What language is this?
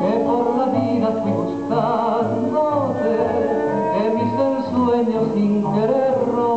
Latvian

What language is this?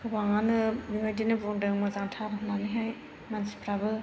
Bodo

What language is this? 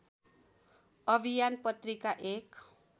Nepali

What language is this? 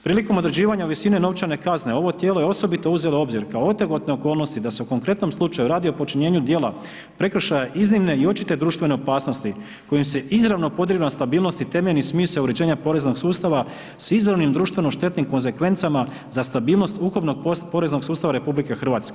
Croatian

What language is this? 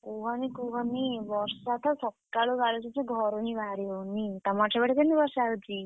Odia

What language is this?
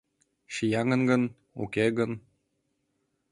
Mari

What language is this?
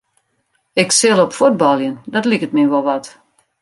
Western Frisian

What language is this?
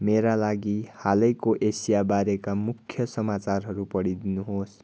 Nepali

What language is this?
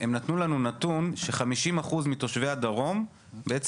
Hebrew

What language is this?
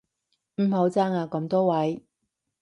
Cantonese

